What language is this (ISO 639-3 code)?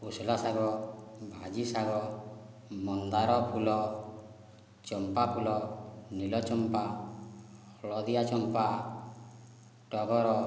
ori